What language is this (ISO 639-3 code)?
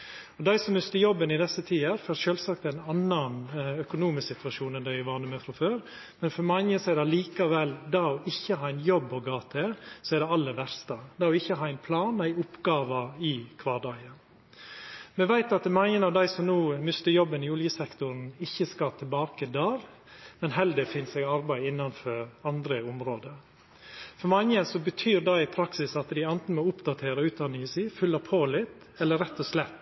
nno